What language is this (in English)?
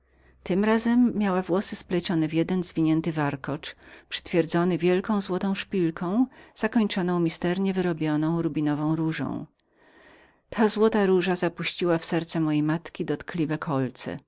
Polish